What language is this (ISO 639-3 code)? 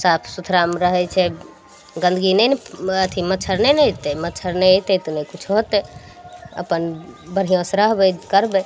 mai